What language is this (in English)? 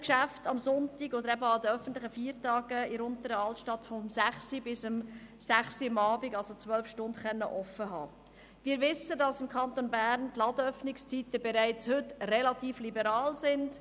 Swiss German